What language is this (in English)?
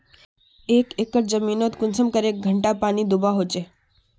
Magahi